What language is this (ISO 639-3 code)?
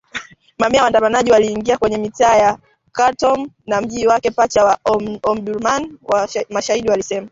swa